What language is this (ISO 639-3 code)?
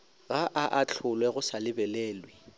nso